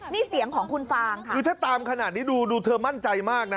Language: Thai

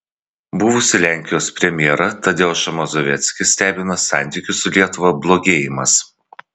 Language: Lithuanian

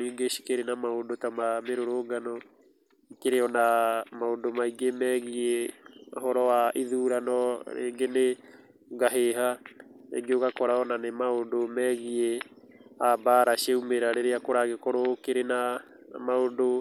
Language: Kikuyu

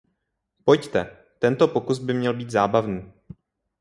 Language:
Czech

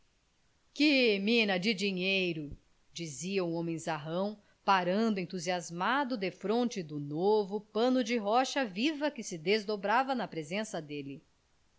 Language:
Portuguese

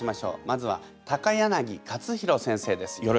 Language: Japanese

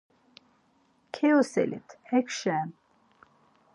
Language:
Laz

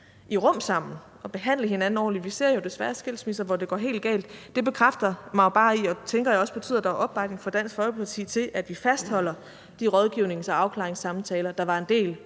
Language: Danish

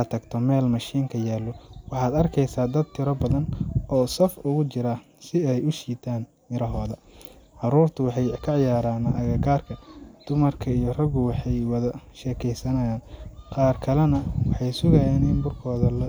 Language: Somali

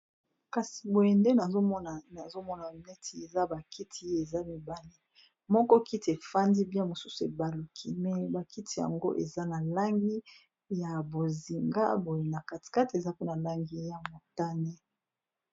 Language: Lingala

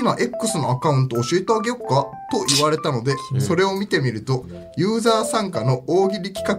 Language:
Japanese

